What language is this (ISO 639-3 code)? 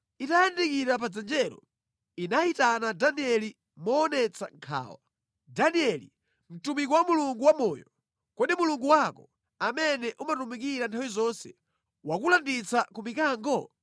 nya